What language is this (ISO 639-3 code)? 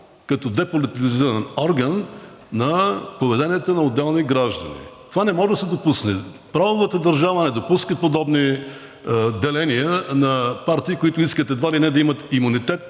bul